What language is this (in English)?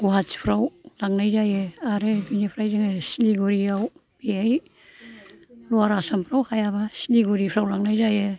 Bodo